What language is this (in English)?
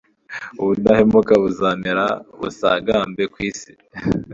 Kinyarwanda